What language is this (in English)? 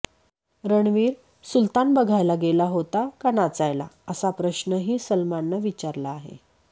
Marathi